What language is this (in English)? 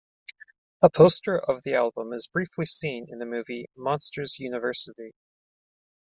English